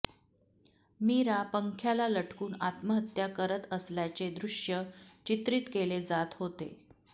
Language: Marathi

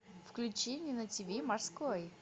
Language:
Russian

